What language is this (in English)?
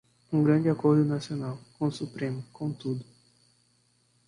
Portuguese